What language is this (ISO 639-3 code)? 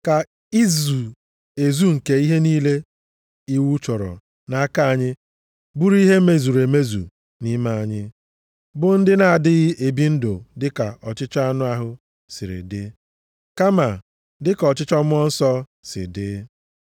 ibo